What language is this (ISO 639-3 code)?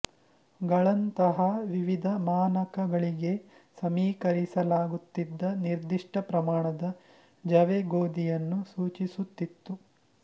kan